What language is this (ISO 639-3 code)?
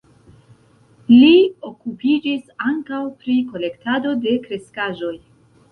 epo